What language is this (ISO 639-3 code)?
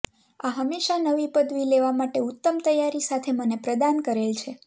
guj